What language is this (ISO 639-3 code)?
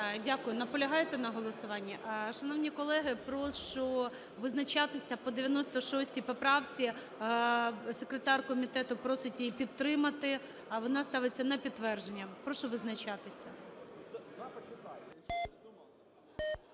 ukr